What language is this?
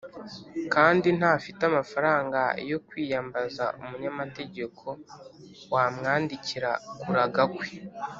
Kinyarwanda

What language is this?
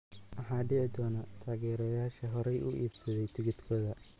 Somali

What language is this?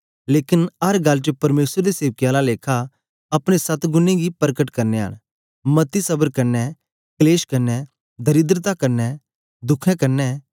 Dogri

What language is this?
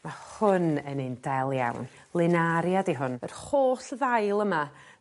Welsh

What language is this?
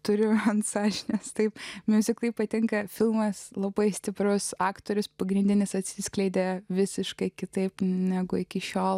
Lithuanian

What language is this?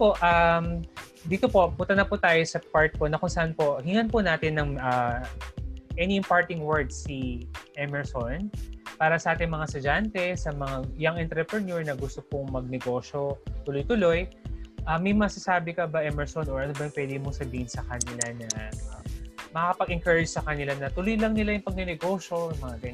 Filipino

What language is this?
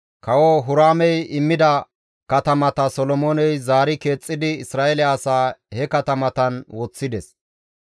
Gamo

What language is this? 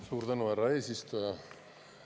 Estonian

